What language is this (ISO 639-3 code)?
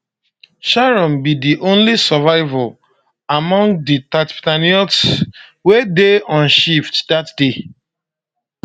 pcm